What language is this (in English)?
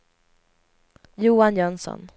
Swedish